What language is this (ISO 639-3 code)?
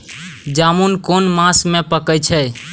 mai